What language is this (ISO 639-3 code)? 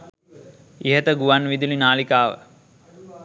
sin